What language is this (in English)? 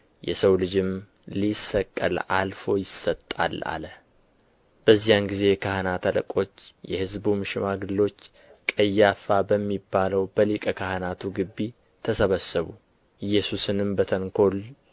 Amharic